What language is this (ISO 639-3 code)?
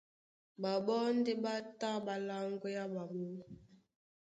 dua